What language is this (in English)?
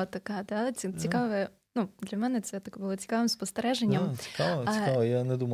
Ukrainian